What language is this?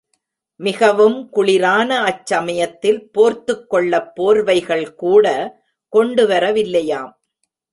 Tamil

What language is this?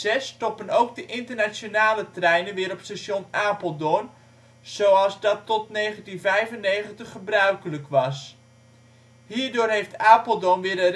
Dutch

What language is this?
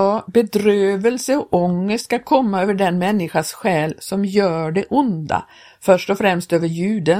Swedish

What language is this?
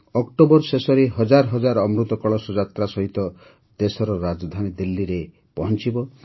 Odia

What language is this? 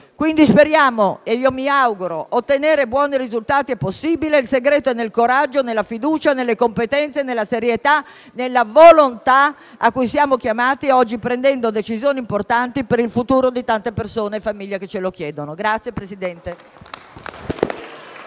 Italian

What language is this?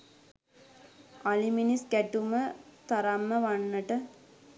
Sinhala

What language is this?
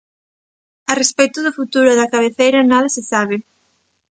Galician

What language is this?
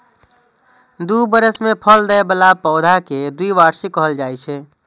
Maithili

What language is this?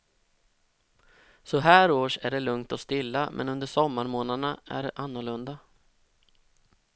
Swedish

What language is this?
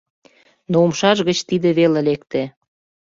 Mari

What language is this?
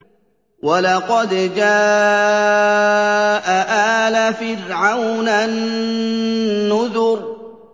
Arabic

